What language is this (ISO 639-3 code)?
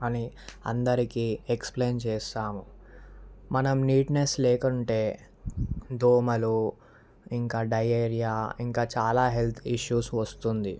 tel